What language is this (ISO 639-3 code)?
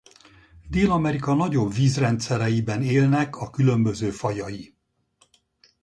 hun